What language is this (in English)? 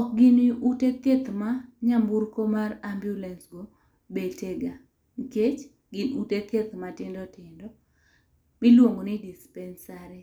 Luo (Kenya and Tanzania)